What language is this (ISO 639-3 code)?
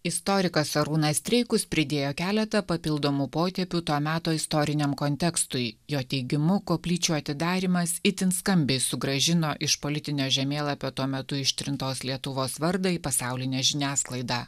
lit